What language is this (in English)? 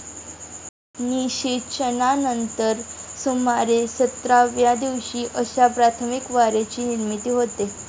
Marathi